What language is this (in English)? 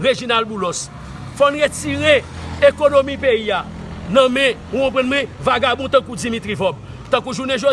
French